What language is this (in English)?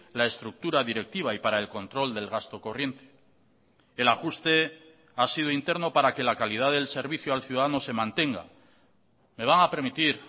Spanish